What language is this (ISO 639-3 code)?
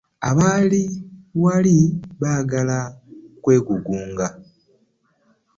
lug